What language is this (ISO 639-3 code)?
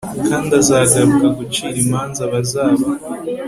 kin